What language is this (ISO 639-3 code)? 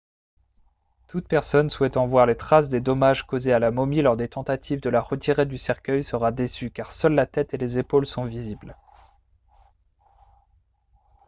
fra